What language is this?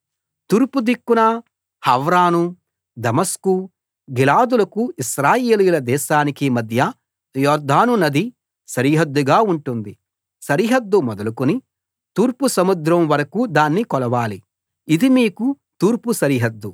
Telugu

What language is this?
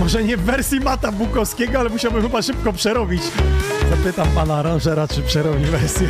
Polish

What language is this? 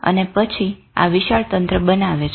Gujarati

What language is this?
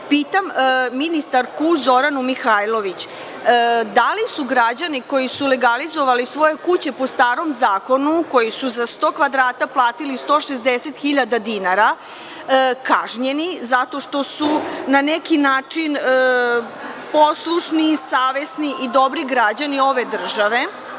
Serbian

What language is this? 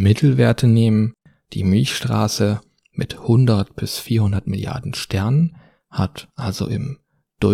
German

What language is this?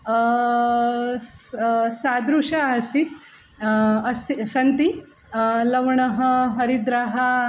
Sanskrit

